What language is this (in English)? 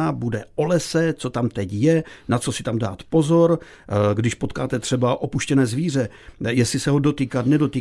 Czech